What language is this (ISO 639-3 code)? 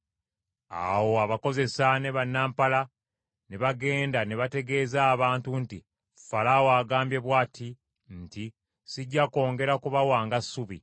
lug